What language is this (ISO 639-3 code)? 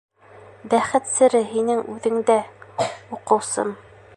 bak